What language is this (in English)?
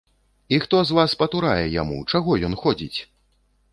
Belarusian